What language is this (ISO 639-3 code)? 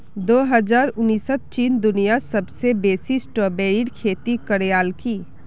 mag